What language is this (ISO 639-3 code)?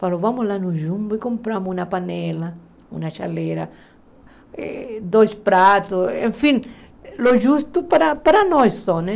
por